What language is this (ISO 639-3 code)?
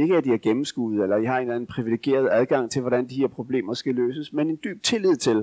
dan